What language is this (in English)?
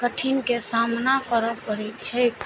Maithili